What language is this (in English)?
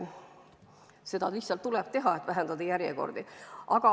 Estonian